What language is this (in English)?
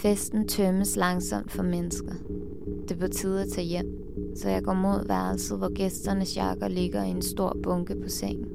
Danish